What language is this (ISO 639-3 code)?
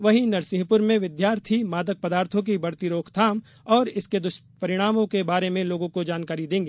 hin